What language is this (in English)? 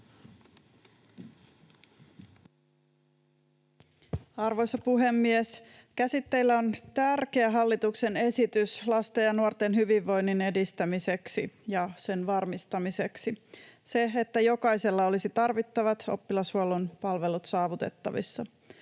Finnish